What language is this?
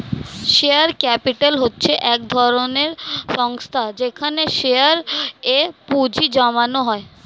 Bangla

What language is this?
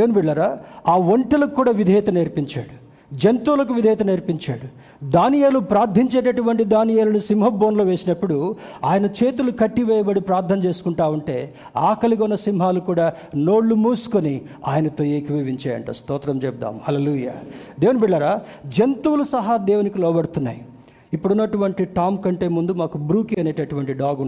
Telugu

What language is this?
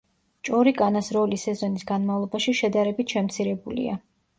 Georgian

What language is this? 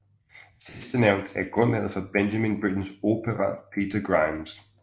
Danish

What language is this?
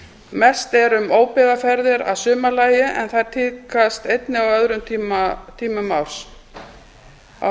Icelandic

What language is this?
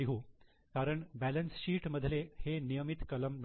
Marathi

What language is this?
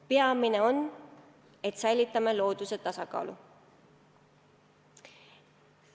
Estonian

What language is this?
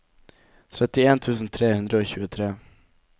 Norwegian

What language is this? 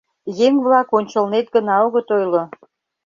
Mari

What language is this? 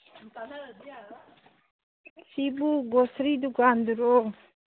Manipuri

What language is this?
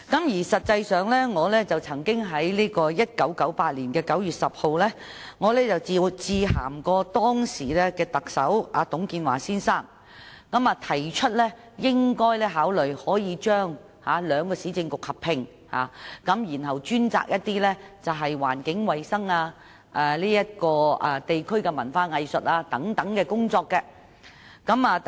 Cantonese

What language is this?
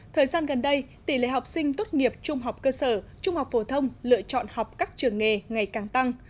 Vietnamese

